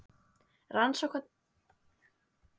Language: Icelandic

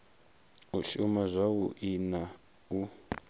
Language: Venda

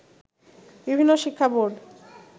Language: Bangla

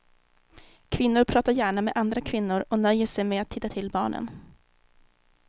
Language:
Swedish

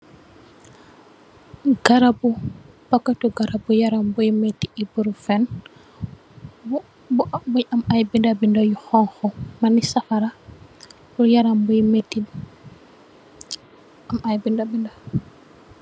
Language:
Wolof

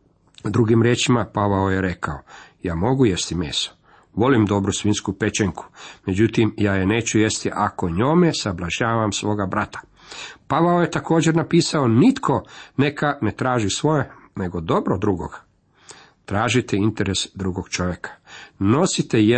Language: Croatian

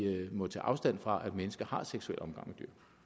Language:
Danish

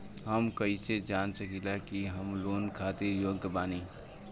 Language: Bhojpuri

